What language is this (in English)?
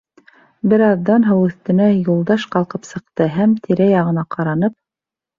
Bashkir